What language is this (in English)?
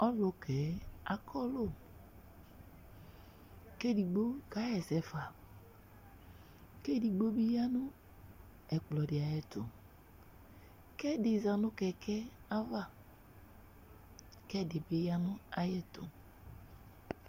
Ikposo